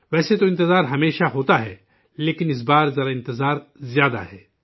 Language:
Urdu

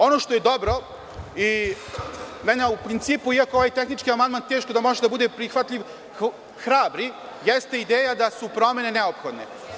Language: Serbian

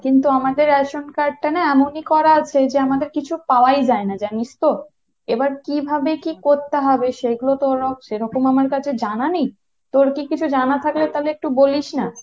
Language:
Bangla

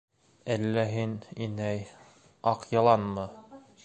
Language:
Bashkir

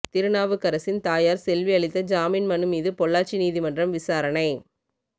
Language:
Tamil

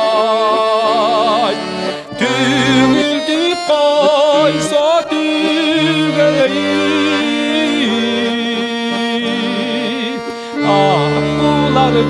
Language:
Turkish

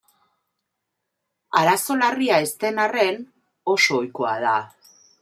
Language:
Basque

